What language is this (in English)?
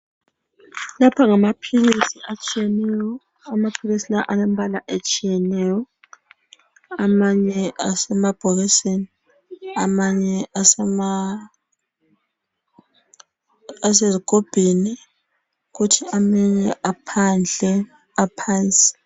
North Ndebele